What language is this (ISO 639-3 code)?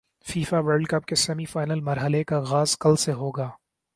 urd